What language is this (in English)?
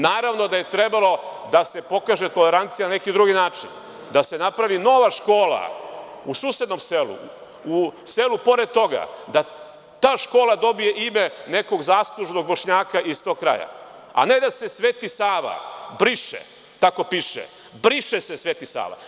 Serbian